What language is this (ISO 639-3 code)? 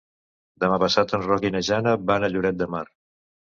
cat